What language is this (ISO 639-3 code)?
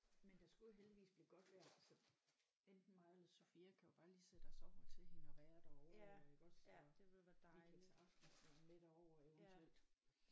dan